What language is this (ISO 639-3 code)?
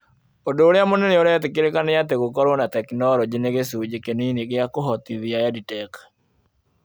kik